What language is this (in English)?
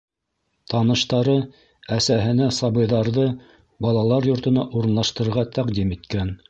Bashkir